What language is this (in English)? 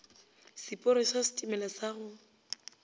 Northern Sotho